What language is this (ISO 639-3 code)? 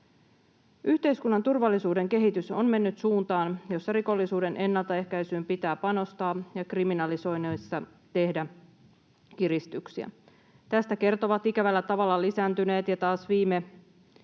fin